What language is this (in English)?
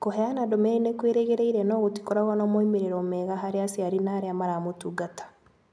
Kikuyu